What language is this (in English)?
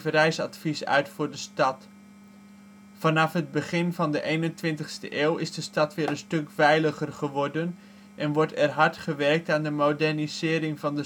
Dutch